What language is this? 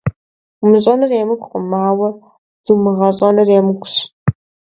Kabardian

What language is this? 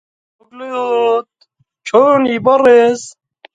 Central Kurdish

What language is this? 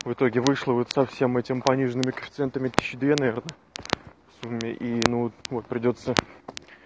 Russian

